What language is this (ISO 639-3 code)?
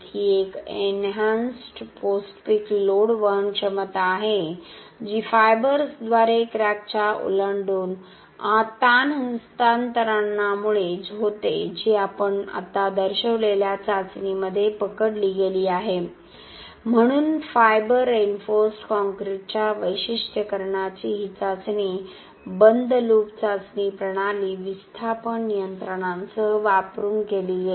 mar